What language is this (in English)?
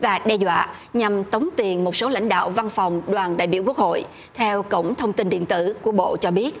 Vietnamese